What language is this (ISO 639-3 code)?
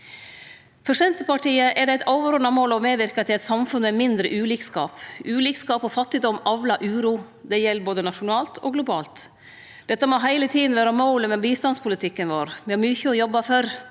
nor